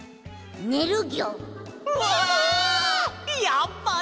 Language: Japanese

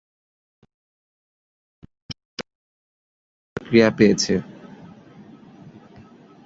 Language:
Bangla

